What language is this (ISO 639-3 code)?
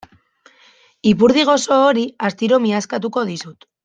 eus